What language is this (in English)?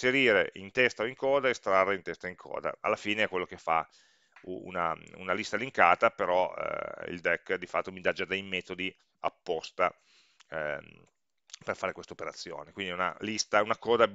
Italian